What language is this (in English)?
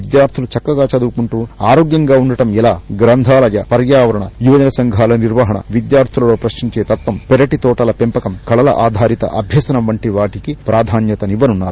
Telugu